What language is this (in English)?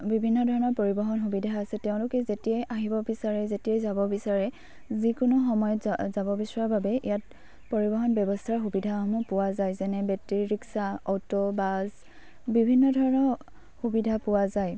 Assamese